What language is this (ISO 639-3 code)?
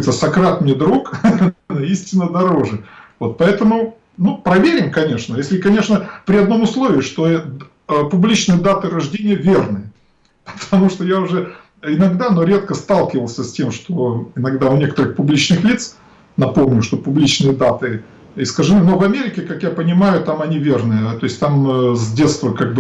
rus